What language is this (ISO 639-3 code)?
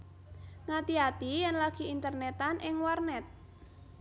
jav